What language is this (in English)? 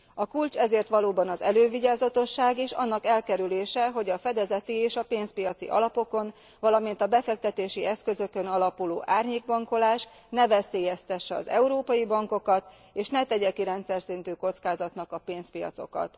Hungarian